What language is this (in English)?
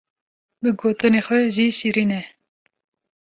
Kurdish